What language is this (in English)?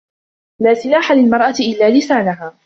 Arabic